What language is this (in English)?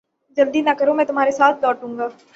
Urdu